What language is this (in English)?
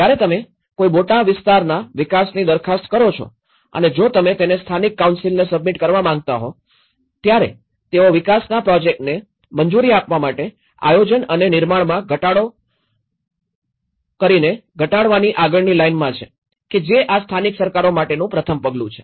Gujarati